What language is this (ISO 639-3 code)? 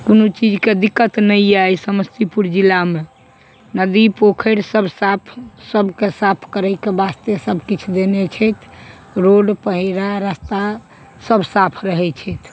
mai